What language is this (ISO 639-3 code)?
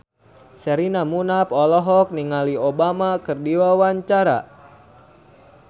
sun